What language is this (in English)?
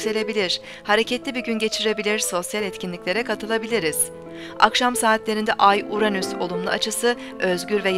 Turkish